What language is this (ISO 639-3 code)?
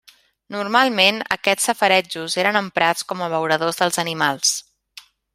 cat